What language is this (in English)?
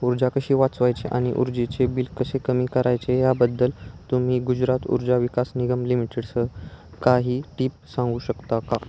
Marathi